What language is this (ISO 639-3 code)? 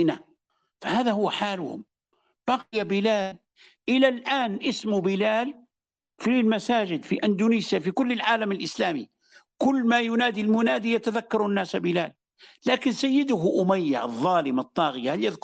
ara